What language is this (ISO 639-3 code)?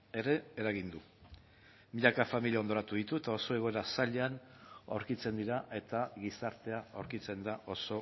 eus